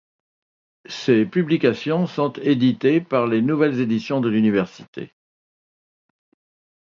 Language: French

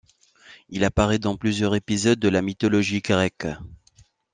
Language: French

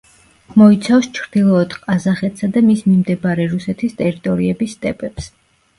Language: Georgian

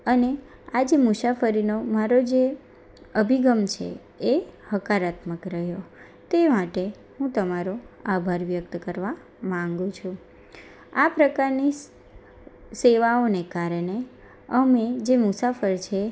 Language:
Gujarati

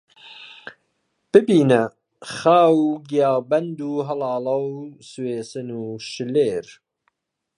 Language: Central Kurdish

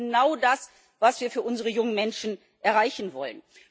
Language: German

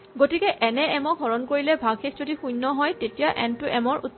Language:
Assamese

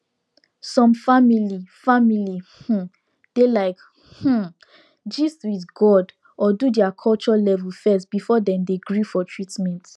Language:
Nigerian Pidgin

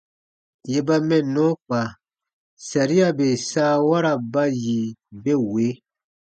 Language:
Baatonum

